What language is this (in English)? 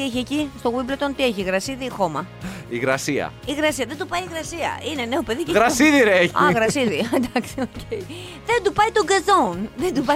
Greek